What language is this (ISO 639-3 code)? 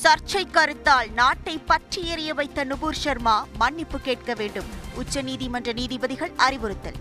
tam